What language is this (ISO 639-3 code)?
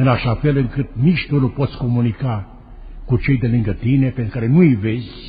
ron